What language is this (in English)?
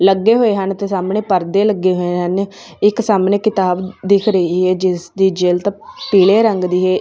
Punjabi